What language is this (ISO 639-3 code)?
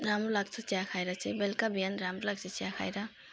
nep